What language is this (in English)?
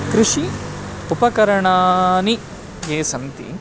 Sanskrit